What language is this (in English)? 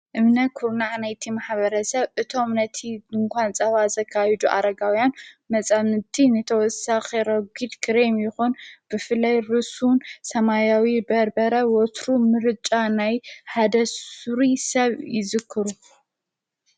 Tigrinya